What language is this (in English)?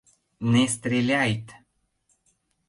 Mari